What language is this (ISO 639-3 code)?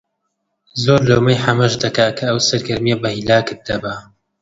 ckb